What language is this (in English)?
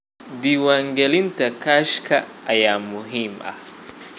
Somali